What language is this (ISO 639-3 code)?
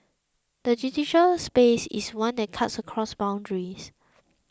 eng